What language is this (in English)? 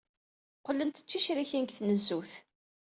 Kabyle